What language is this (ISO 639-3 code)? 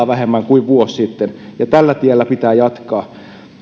fin